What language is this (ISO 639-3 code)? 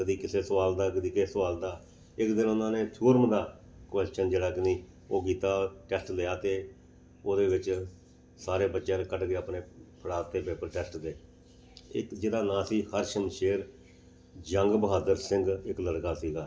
pan